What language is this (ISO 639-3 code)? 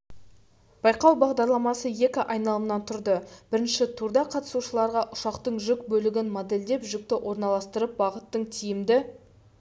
kaz